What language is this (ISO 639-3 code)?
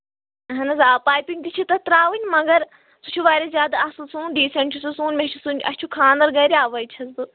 kas